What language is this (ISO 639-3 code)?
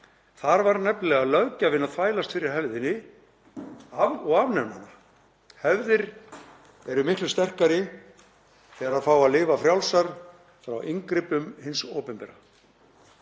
isl